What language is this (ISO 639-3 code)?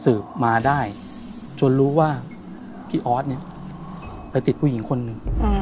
tha